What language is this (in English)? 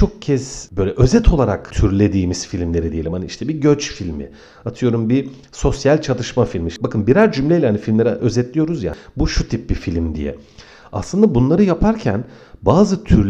Turkish